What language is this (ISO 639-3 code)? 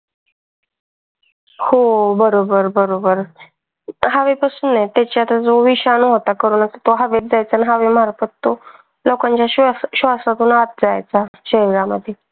mar